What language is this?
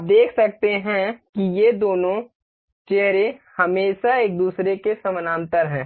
Hindi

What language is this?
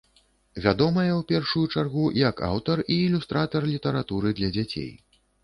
Belarusian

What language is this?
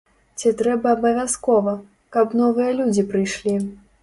Belarusian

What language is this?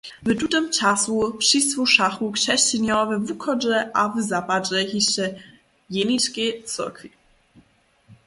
Upper Sorbian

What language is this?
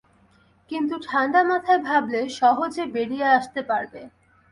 Bangla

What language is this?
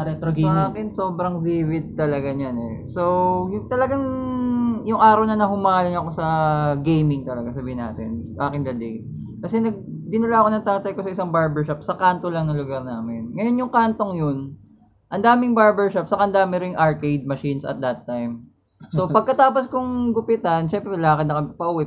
Filipino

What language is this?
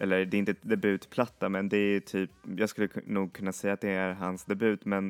Swedish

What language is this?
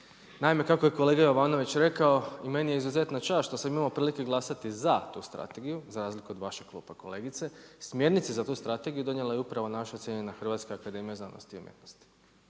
Croatian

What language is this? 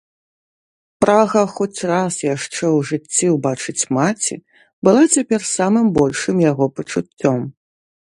Belarusian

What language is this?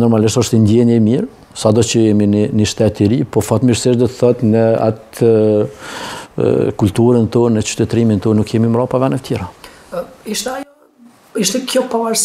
Romanian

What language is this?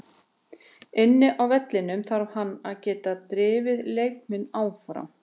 Icelandic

